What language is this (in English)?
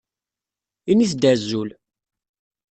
Kabyle